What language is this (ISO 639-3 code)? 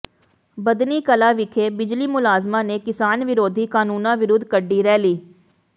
pan